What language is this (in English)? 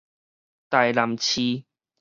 Min Nan Chinese